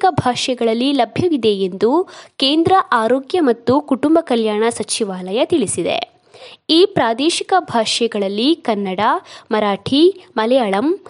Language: Kannada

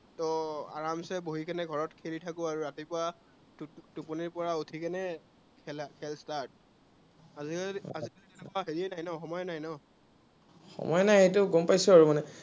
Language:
Assamese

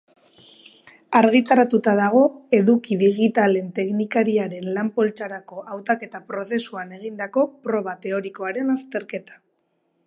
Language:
Basque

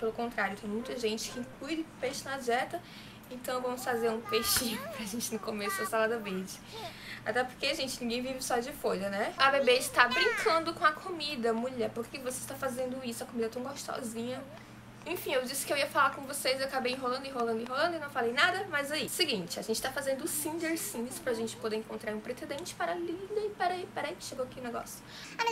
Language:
Portuguese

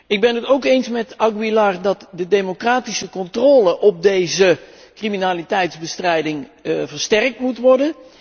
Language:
Dutch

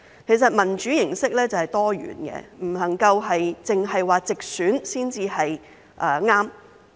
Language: Cantonese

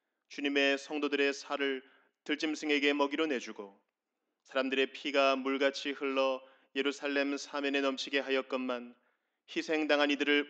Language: Korean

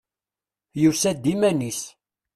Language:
Kabyle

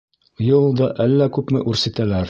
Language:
Bashkir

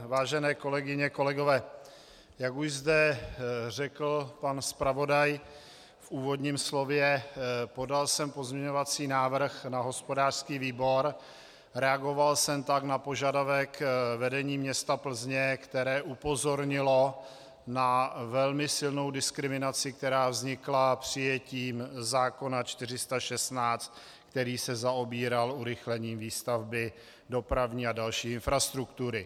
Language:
Czech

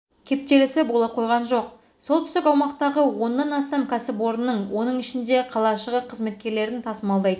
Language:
Kazakh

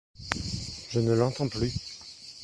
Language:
French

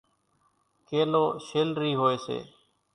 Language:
Kachi Koli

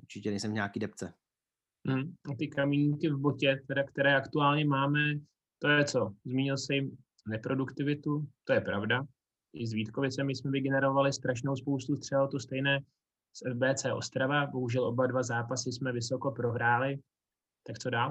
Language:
Czech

